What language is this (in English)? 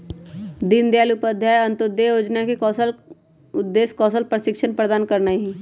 Magahi